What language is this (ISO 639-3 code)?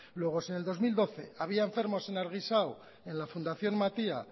spa